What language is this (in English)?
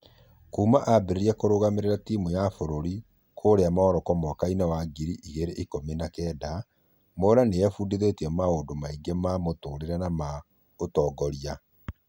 Kikuyu